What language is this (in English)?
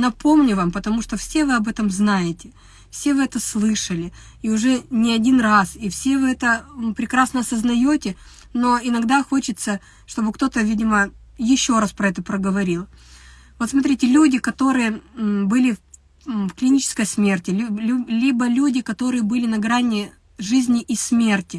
Russian